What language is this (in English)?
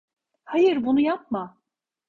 Turkish